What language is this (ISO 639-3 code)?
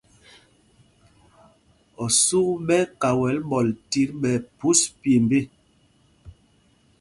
mgg